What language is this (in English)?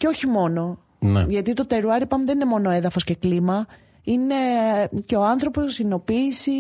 Greek